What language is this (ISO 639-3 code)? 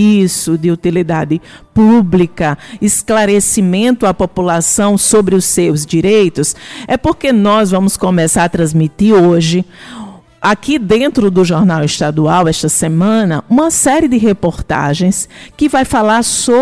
por